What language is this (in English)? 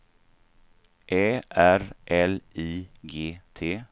Swedish